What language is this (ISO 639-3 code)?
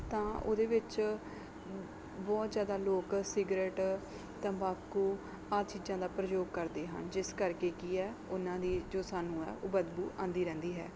pan